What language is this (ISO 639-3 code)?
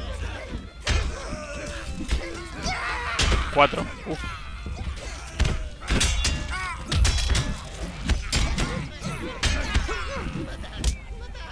spa